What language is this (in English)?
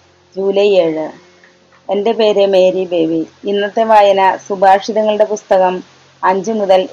Malayalam